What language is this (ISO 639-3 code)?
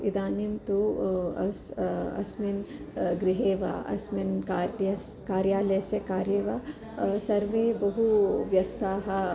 san